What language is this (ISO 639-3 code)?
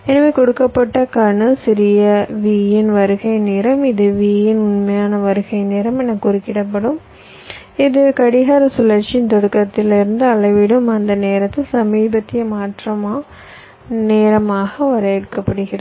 tam